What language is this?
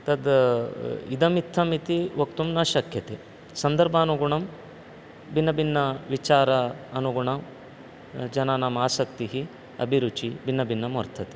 Sanskrit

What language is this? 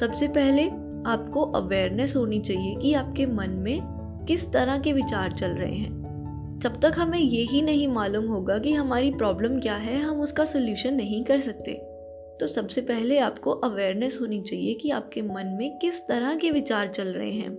Hindi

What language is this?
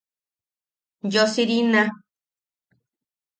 Yaqui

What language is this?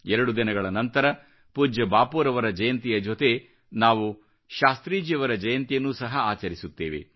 Kannada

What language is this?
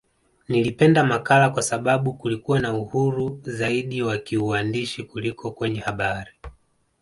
Swahili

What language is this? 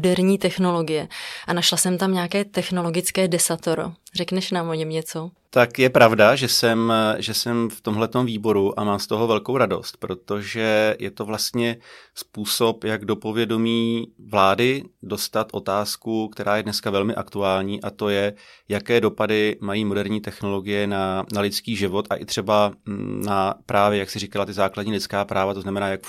Czech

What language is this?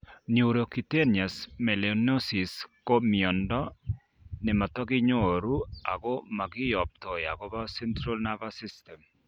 Kalenjin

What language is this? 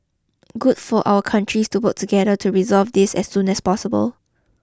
English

